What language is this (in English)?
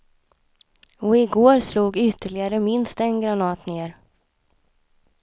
Swedish